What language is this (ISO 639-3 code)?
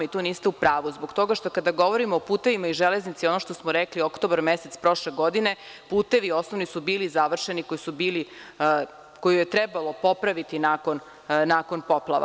srp